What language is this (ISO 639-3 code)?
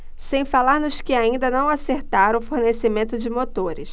por